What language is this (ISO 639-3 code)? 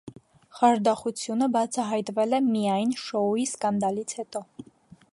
hye